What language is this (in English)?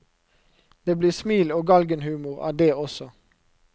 Norwegian